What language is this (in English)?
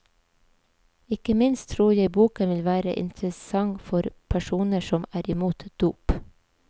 Norwegian